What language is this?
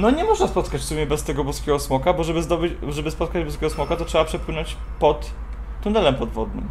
Polish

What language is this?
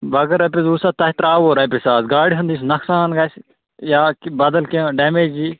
Kashmiri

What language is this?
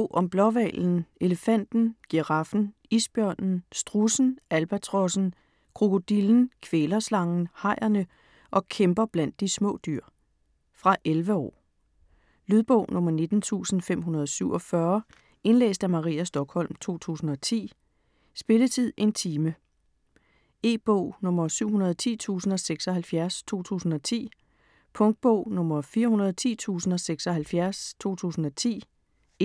Danish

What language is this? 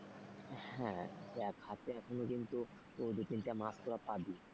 Bangla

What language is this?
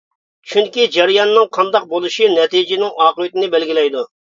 Uyghur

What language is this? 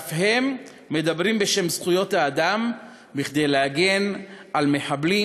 Hebrew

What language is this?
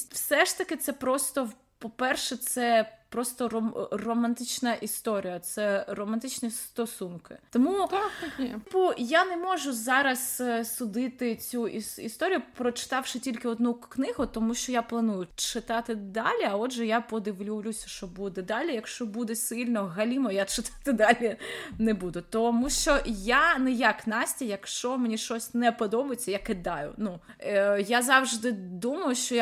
Ukrainian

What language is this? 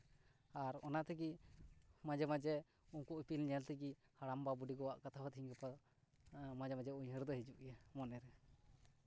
Santali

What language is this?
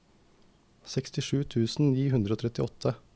Norwegian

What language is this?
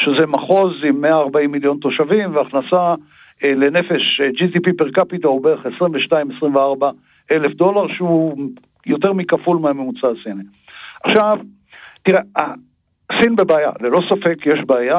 Hebrew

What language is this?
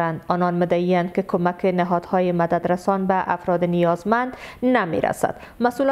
Persian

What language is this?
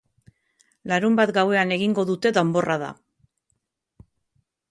Basque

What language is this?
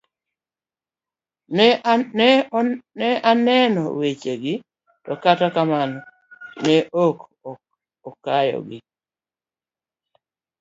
Luo (Kenya and Tanzania)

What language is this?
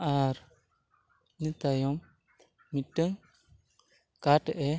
Santali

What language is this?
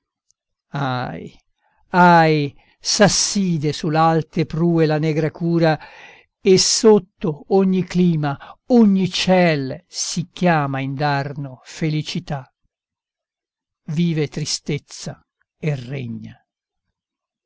Italian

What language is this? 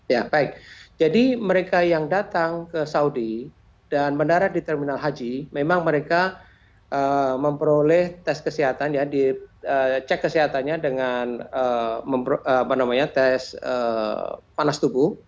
Indonesian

